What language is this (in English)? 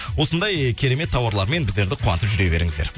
Kazakh